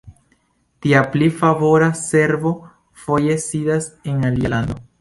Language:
Esperanto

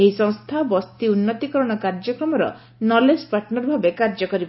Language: Odia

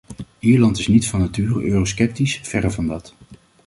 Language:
Dutch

